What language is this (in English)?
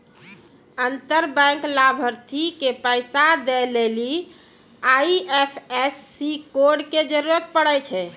Maithili